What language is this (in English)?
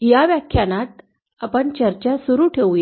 Marathi